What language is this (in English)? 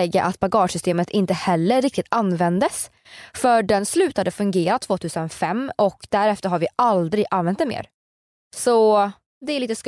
Swedish